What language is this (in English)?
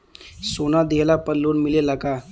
Bhojpuri